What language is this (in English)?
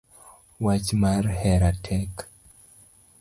Luo (Kenya and Tanzania)